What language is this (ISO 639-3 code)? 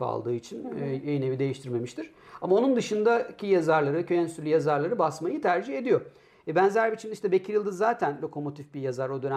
tur